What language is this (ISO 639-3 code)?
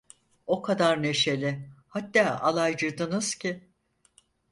tur